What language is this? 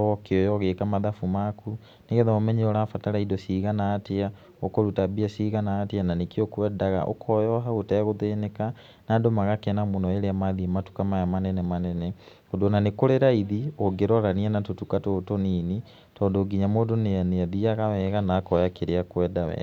Kikuyu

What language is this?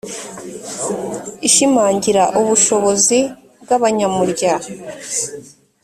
Kinyarwanda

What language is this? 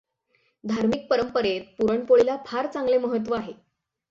Marathi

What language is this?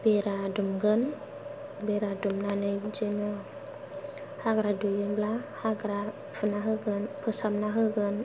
Bodo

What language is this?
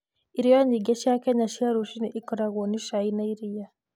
Kikuyu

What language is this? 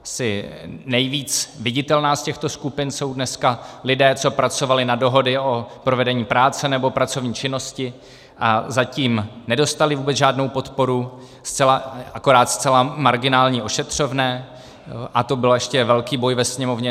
Czech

